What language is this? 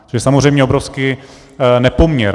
Czech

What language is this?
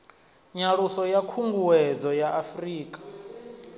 Venda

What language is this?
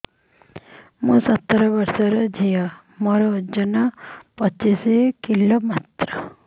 Odia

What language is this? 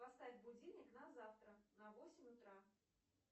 Russian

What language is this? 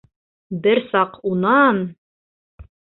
Bashkir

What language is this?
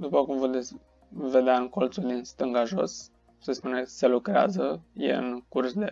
Romanian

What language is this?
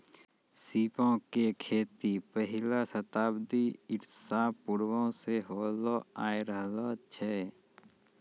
Maithili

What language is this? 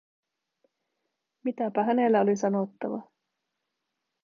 Finnish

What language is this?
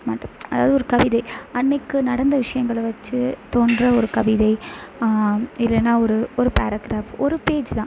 Tamil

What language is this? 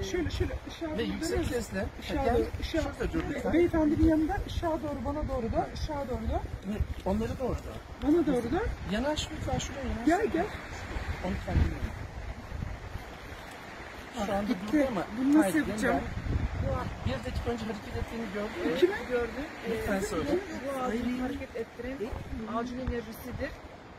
Turkish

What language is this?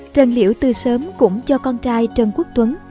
Vietnamese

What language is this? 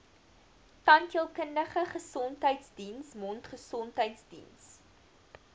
Afrikaans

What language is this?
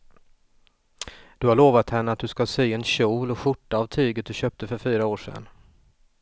Swedish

